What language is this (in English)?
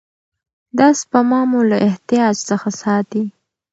Pashto